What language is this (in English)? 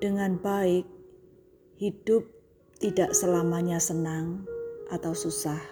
Indonesian